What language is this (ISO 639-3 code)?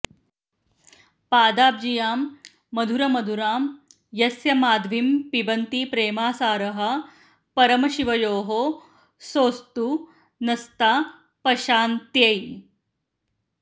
san